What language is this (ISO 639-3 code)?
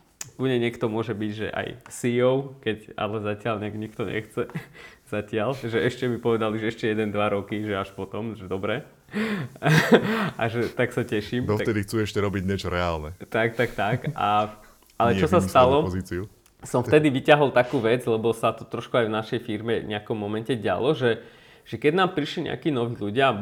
slk